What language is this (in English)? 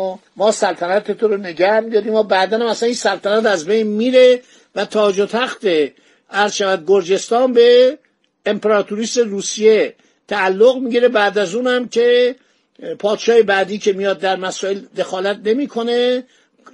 Persian